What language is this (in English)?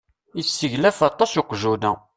Kabyle